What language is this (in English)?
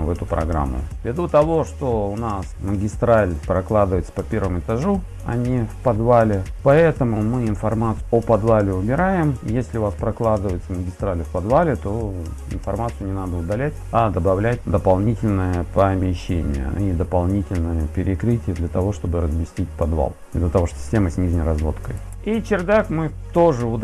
Russian